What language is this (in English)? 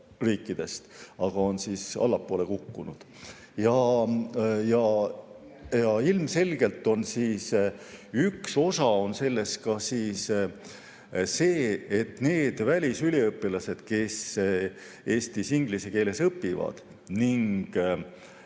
Estonian